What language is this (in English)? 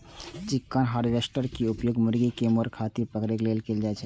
Maithili